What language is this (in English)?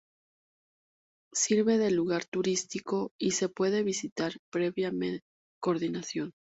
Spanish